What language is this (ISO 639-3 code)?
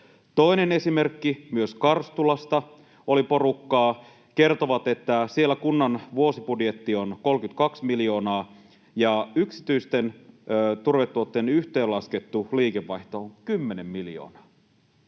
fin